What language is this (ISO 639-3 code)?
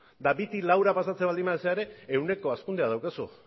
eus